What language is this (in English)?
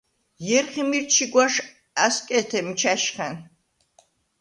Svan